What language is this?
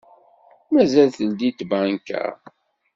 Kabyle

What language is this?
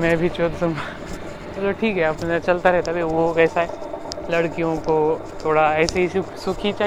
Marathi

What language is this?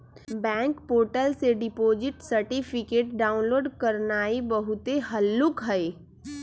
Magahi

